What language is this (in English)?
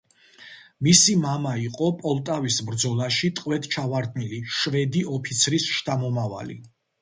Georgian